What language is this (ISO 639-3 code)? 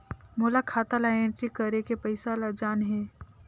hne